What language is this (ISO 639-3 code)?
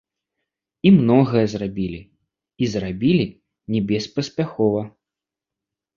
bel